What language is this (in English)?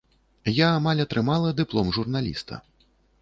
Belarusian